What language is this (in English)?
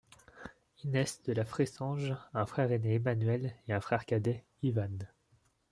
French